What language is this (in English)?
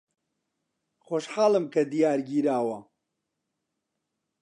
Central Kurdish